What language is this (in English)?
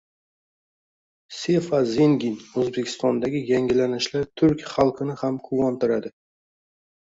Uzbek